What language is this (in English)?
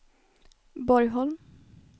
Swedish